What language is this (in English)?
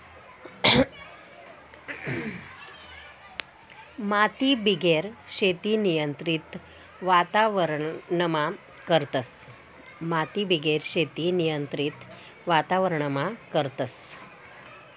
Marathi